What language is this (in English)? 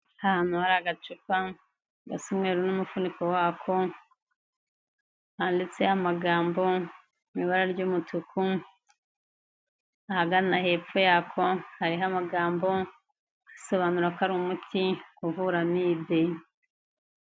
Kinyarwanda